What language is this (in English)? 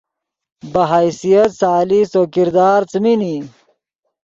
Yidgha